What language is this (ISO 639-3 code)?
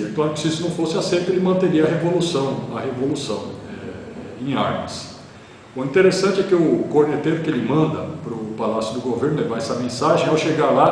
por